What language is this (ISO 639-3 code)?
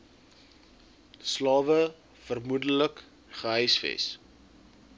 afr